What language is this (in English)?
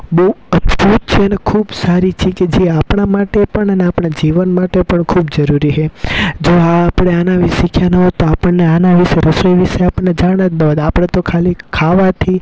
Gujarati